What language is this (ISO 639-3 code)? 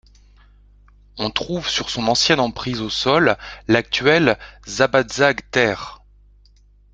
fra